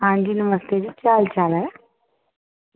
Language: Dogri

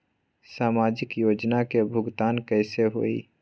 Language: Magahi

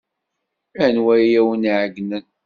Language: Kabyle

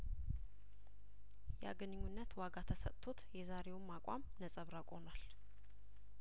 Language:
Amharic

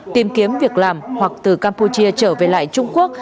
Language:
Vietnamese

